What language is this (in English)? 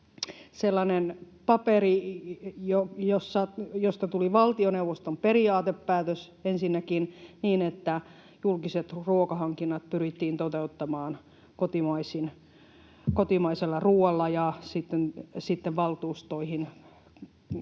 Finnish